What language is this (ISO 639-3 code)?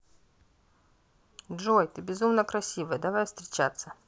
rus